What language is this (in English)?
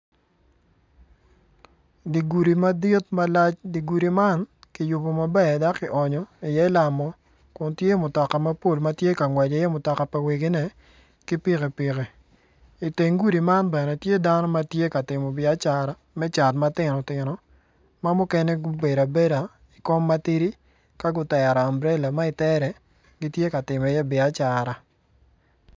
Acoli